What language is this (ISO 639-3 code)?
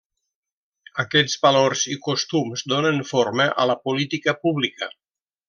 cat